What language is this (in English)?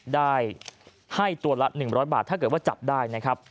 Thai